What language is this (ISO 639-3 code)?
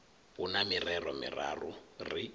ven